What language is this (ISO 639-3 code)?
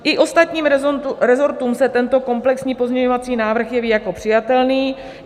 ces